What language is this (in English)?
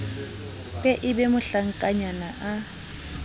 Southern Sotho